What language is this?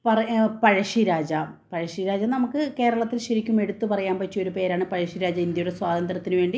Malayalam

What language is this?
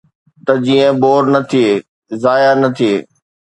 Sindhi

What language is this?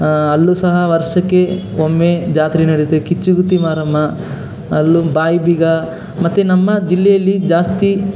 Kannada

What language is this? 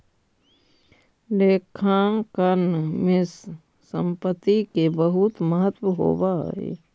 Magahi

